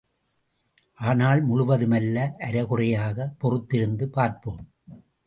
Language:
Tamil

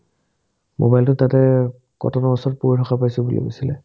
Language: Assamese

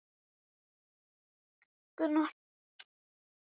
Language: Icelandic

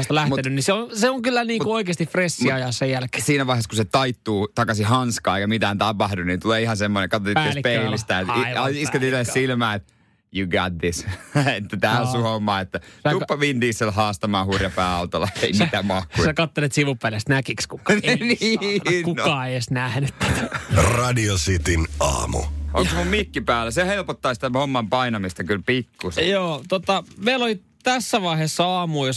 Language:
Finnish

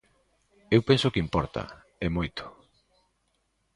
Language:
Galician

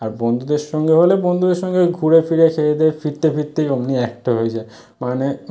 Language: Bangla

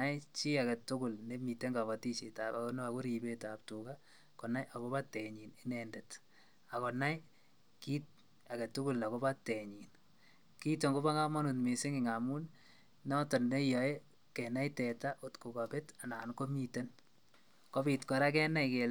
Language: Kalenjin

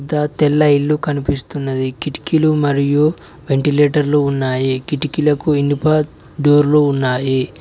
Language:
Telugu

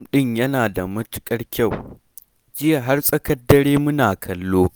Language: Hausa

